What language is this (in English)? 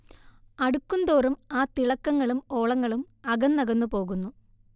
Malayalam